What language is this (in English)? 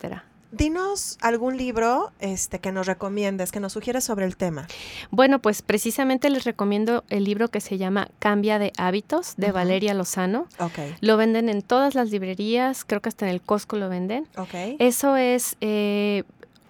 Spanish